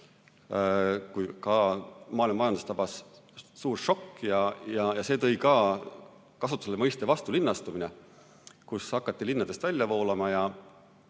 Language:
Estonian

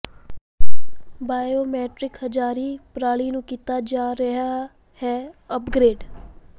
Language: Punjabi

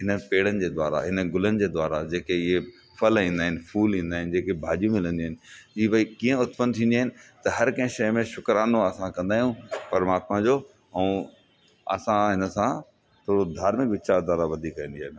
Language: Sindhi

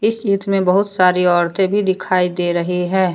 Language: Hindi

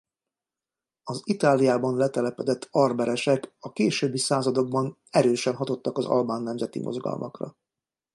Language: Hungarian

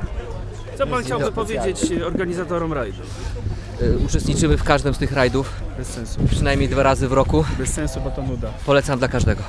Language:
Polish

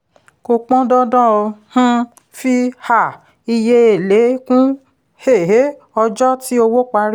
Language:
Yoruba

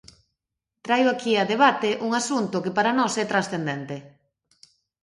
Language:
Galician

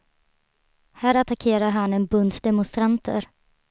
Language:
Swedish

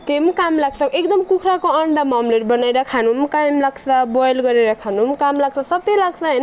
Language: Nepali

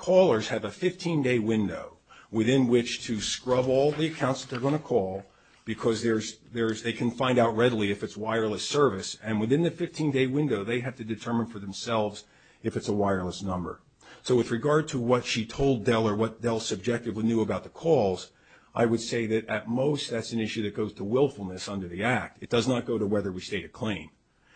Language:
English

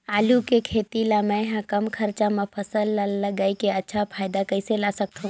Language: Chhattisgarhi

